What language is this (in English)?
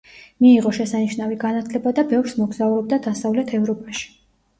Georgian